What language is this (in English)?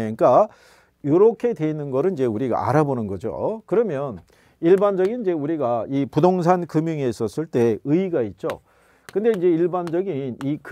Korean